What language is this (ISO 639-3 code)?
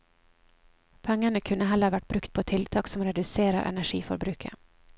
nor